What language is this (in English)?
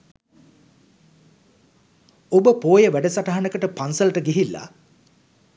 Sinhala